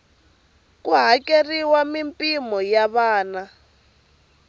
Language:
Tsonga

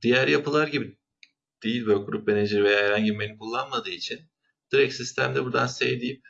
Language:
Turkish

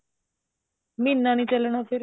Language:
Punjabi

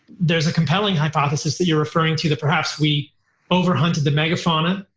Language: English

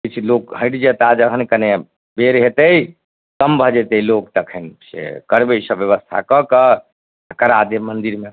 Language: Maithili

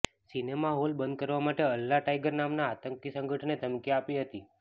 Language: Gujarati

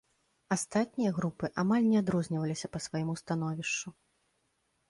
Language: Belarusian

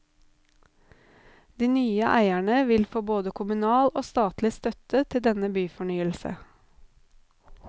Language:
Norwegian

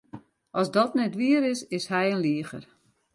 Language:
Western Frisian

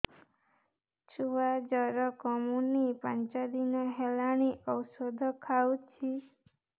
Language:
Odia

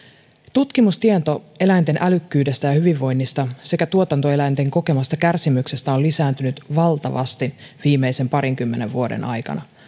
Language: Finnish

